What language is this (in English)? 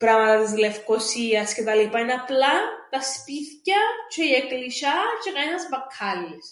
Greek